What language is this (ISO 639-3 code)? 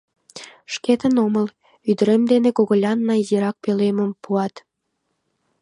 chm